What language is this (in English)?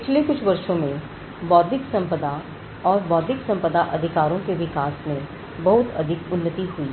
Hindi